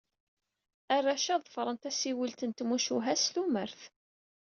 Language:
Kabyle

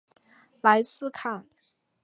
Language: Chinese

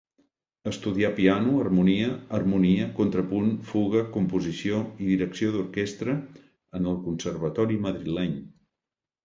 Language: Catalan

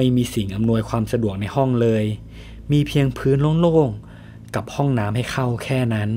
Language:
Thai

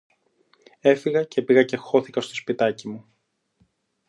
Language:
Greek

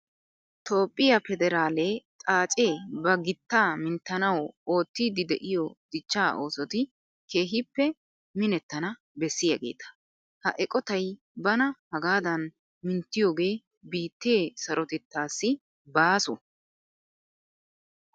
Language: Wolaytta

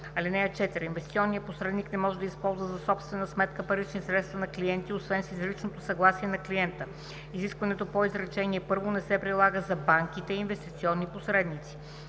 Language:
Bulgarian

